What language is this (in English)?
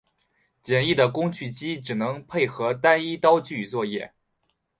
Chinese